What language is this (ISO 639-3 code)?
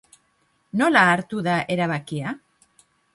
eus